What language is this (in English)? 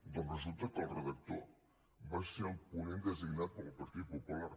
Catalan